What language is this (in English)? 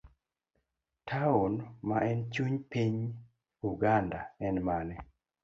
Luo (Kenya and Tanzania)